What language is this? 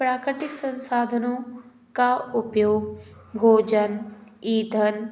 Hindi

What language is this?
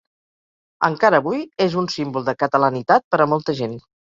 Catalan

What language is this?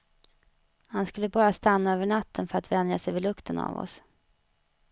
Swedish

